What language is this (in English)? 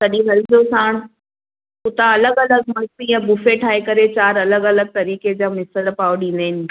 Sindhi